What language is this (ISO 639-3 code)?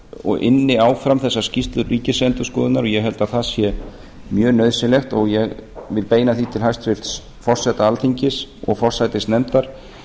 isl